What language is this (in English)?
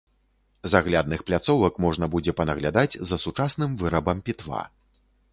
Belarusian